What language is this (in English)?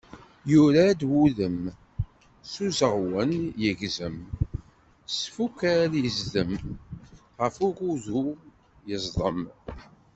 Kabyle